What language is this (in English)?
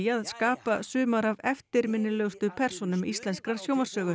Icelandic